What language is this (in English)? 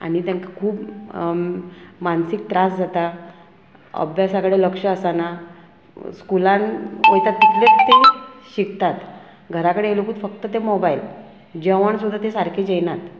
Konkani